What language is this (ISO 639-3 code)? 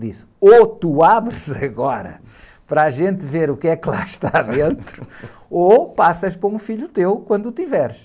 por